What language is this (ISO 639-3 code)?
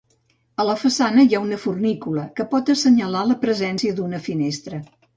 cat